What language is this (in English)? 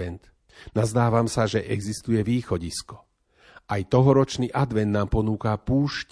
Slovak